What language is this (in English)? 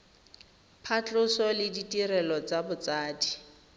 Tswana